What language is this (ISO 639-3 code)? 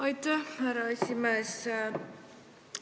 est